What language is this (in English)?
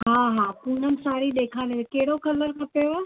Sindhi